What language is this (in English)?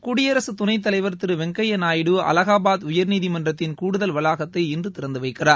Tamil